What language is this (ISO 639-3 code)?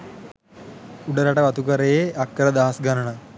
sin